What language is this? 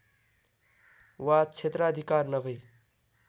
Nepali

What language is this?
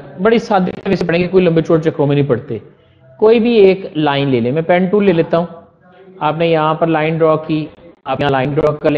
Hindi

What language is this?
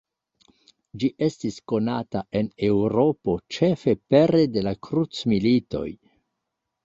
Esperanto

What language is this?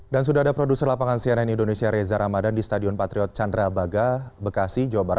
Indonesian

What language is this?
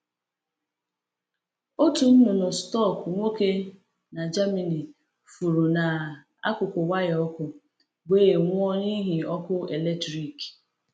Igbo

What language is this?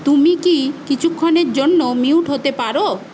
Bangla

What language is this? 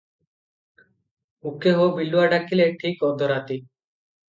Odia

